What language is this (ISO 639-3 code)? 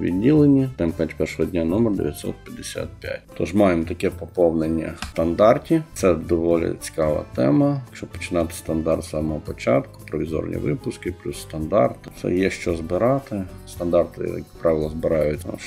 ukr